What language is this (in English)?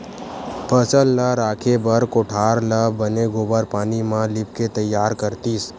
Chhattisgarhi